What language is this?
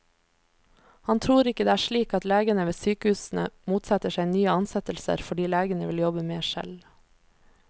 Norwegian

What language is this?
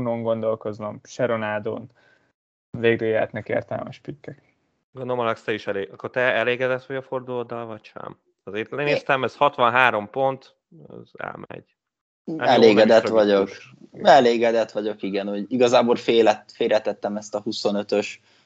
Hungarian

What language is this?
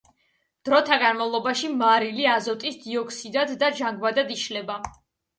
Georgian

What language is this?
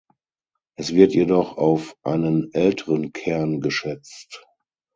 German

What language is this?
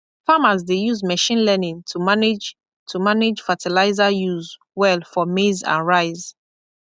Nigerian Pidgin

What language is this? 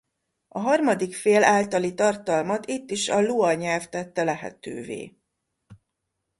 Hungarian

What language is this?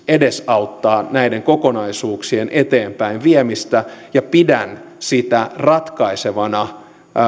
Finnish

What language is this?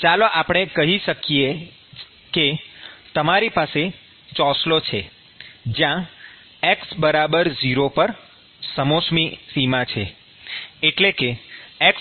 Gujarati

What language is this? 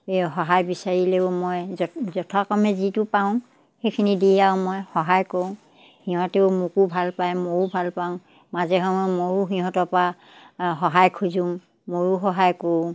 Assamese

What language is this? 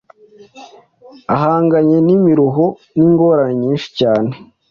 Kinyarwanda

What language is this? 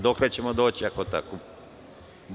Serbian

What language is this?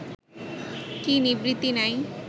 Bangla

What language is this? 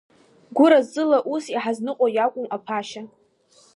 Abkhazian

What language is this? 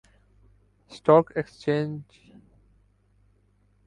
Urdu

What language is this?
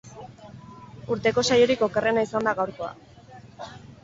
Basque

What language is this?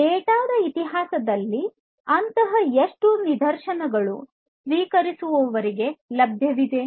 Kannada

